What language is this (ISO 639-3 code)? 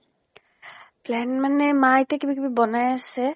asm